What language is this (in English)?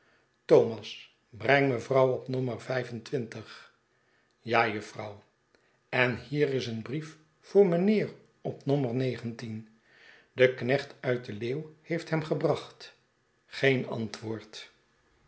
Dutch